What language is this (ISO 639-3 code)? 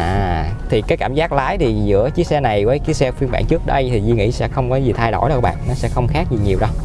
vie